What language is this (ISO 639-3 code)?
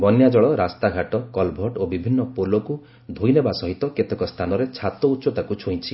ori